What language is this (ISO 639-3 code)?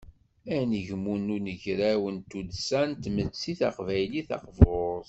kab